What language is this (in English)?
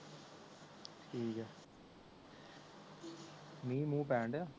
Punjabi